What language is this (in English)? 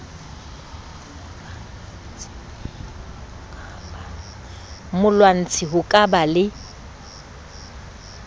Southern Sotho